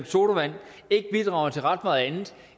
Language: Danish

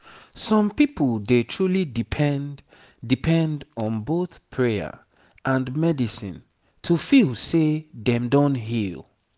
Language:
Nigerian Pidgin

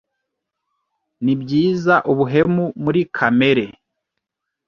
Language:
Kinyarwanda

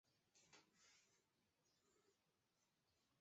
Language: Chinese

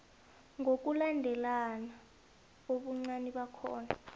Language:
South Ndebele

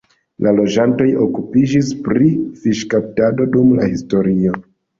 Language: Esperanto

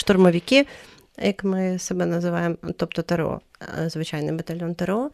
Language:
Ukrainian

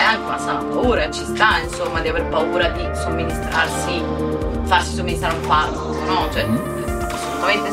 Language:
Italian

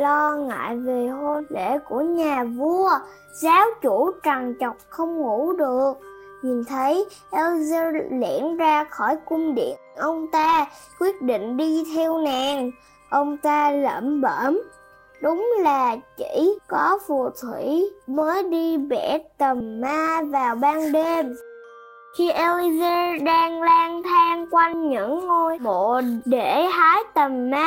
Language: Vietnamese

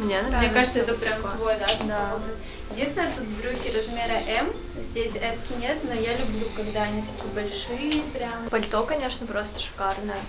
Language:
Russian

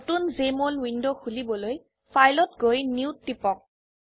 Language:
Assamese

